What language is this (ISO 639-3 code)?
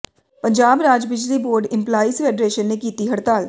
pan